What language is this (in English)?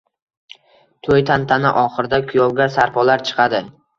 Uzbek